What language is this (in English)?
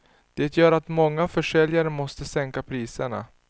Swedish